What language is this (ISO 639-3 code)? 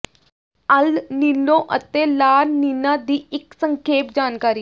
pan